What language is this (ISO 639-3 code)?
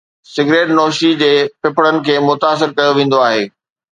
snd